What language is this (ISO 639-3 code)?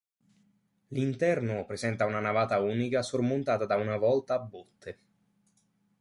ita